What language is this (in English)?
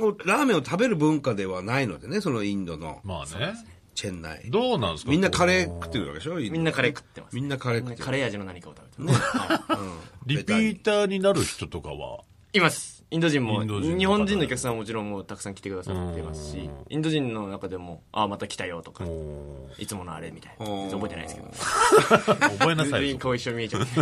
Japanese